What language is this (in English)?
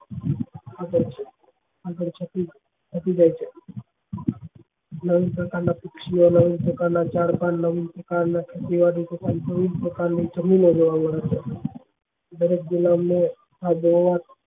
Gujarati